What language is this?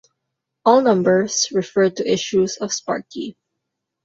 English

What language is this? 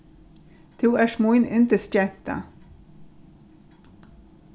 Faroese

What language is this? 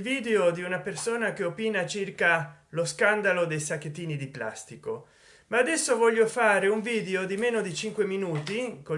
Italian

